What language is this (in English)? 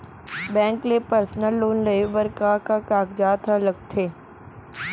Chhattisgarhi